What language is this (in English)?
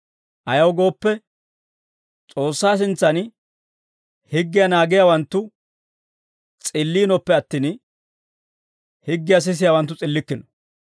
Dawro